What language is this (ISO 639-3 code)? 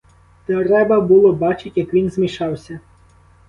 ukr